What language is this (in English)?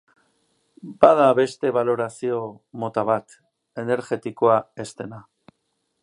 Basque